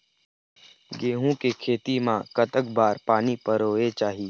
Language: Chhattisgarhi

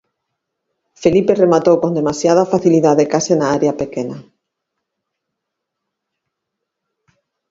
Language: Galician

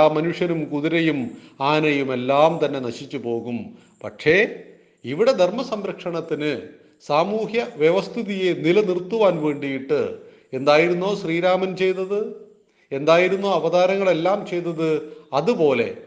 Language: Malayalam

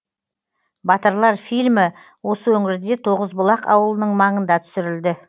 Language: Kazakh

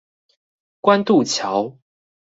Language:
Chinese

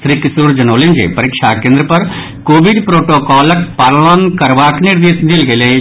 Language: Maithili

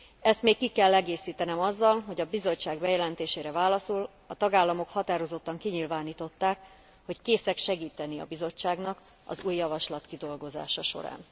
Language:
Hungarian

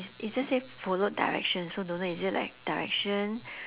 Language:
English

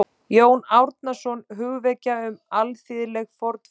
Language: Icelandic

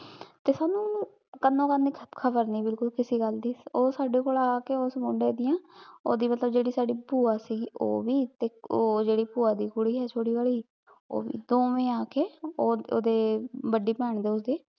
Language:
Punjabi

